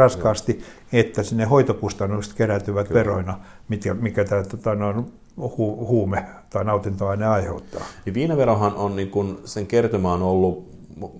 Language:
Finnish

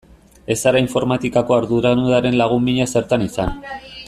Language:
Basque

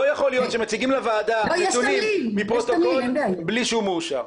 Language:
Hebrew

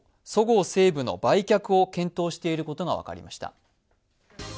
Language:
Japanese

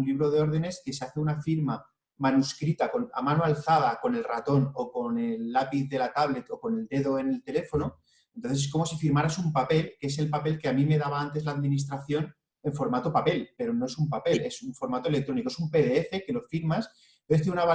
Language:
Spanish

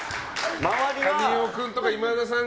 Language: Japanese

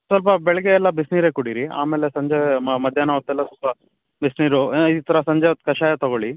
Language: Kannada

